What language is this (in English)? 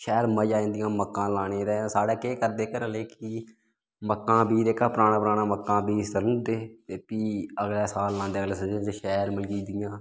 Dogri